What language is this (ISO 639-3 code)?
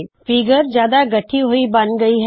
pan